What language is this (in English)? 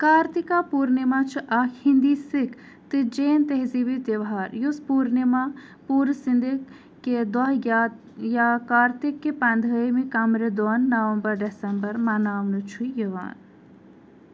Kashmiri